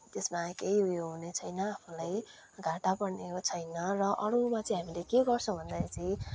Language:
Nepali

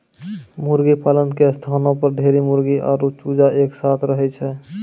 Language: Maithili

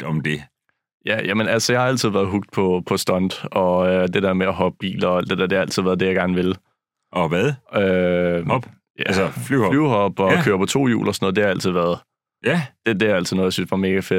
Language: Danish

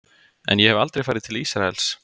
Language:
Icelandic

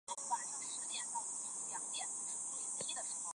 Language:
Chinese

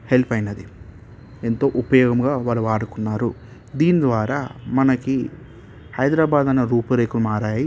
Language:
Telugu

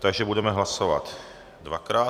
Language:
Czech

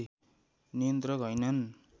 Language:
Nepali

